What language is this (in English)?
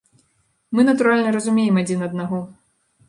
Belarusian